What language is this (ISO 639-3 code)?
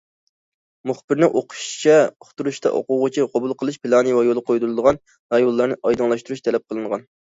uig